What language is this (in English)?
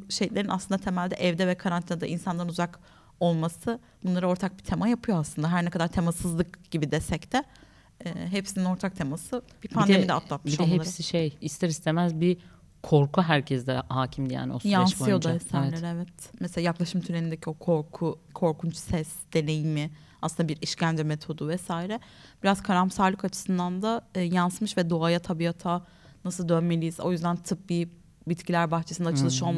Turkish